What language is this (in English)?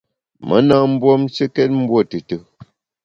Bamun